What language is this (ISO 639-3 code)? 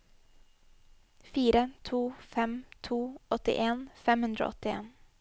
nor